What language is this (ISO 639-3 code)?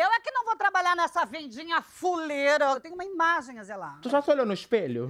por